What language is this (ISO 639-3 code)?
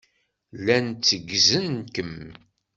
kab